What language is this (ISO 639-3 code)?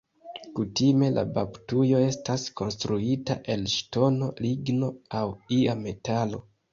epo